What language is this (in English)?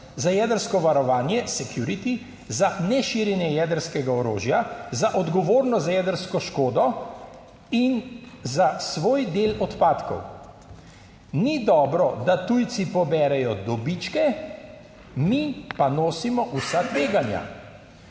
Slovenian